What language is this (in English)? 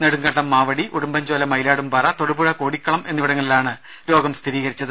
Malayalam